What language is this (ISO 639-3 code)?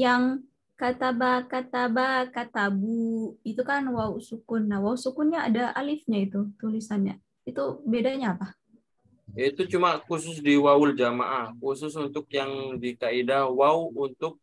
ind